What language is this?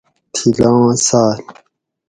Gawri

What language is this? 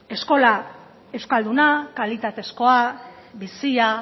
Basque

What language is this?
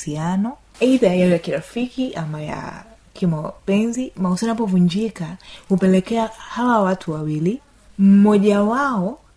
Swahili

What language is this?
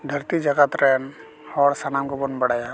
Santali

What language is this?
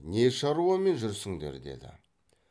Kazakh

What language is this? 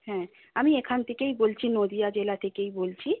Bangla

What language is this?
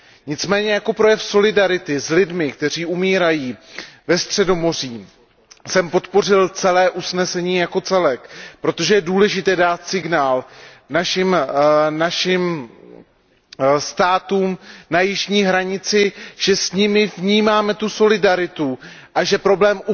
Czech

